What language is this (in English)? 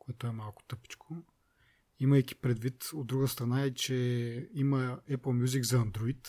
Bulgarian